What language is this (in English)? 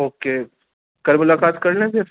Urdu